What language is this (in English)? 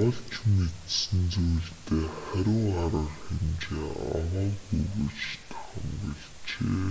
Mongolian